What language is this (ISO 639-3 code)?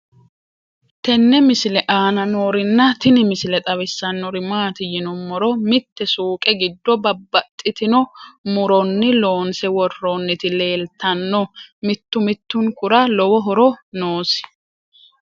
sid